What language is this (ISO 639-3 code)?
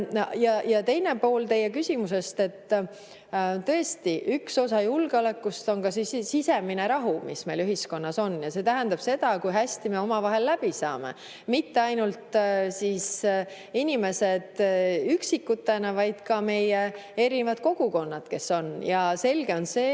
est